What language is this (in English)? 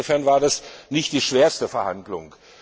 German